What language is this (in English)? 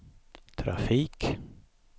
Swedish